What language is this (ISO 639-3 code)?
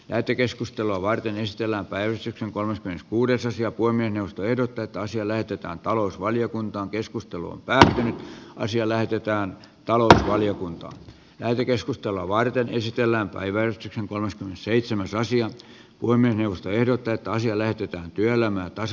fin